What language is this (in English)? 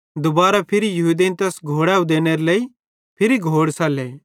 Bhadrawahi